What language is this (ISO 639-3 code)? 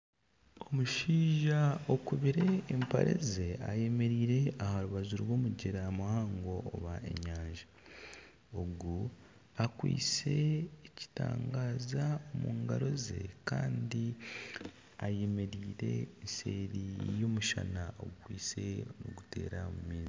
nyn